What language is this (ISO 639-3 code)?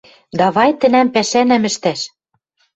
mrj